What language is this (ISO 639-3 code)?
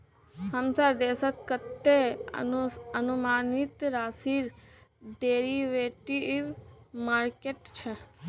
mag